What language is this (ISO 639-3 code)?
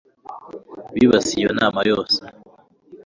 kin